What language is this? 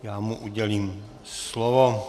Czech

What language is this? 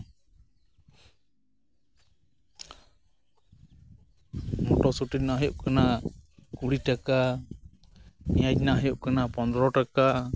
Santali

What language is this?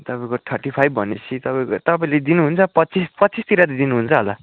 Nepali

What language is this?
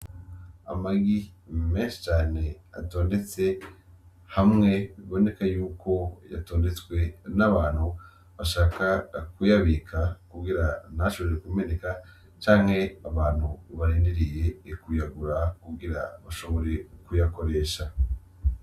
Rundi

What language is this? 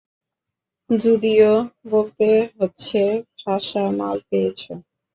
Bangla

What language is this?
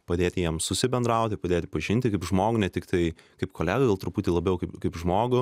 Lithuanian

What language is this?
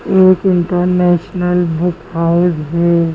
Hindi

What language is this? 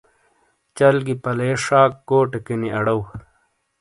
Shina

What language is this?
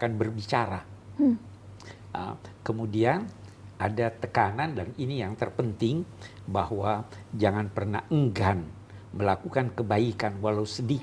Indonesian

